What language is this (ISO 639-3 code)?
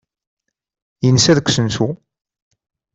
kab